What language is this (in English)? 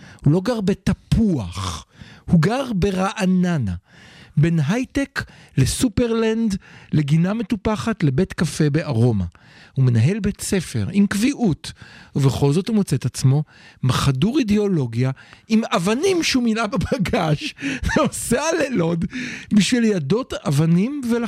Hebrew